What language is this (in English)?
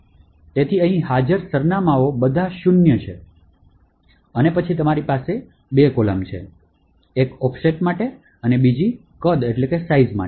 Gujarati